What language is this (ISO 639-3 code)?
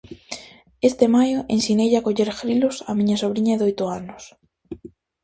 glg